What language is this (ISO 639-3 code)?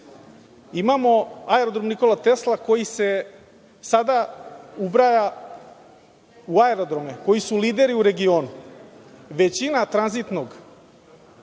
srp